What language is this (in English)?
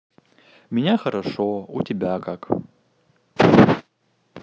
Russian